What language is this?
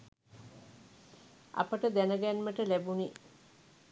Sinhala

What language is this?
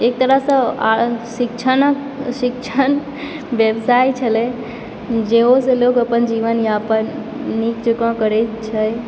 Maithili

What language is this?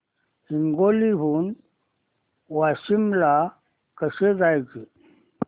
Marathi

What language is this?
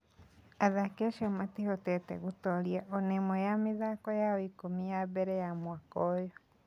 Kikuyu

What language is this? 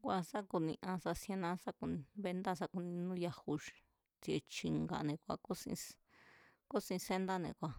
Mazatlán Mazatec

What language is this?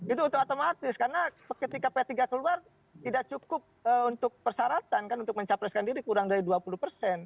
Indonesian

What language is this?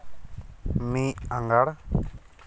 Santali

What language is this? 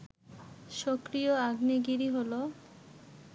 Bangla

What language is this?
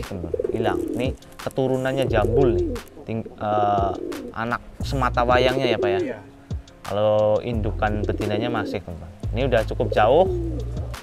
Indonesian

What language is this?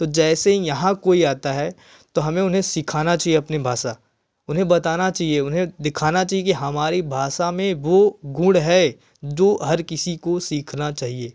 Hindi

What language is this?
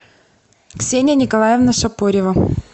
Russian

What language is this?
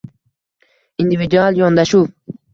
Uzbek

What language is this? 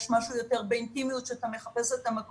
Hebrew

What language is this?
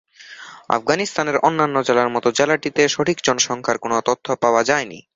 Bangla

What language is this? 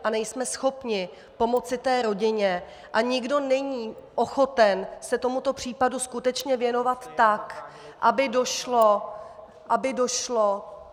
Czech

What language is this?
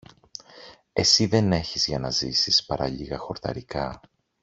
Greek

